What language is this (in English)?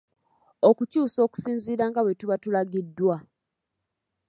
Ganda